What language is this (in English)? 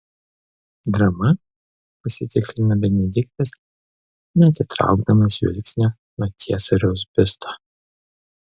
Lithuanian